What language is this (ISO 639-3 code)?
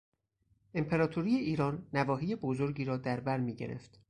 fas